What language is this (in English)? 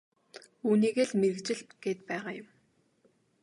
Mongolian